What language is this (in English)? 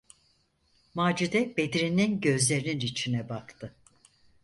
Turkish